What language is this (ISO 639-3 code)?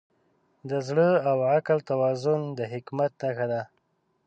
pus